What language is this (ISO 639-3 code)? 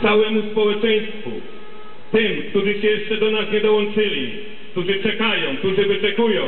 pol